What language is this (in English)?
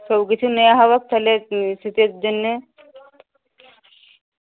Bangla